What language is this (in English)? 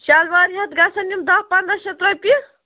Kashmiri